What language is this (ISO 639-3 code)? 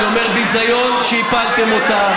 heb